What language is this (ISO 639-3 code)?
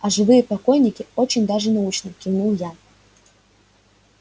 rus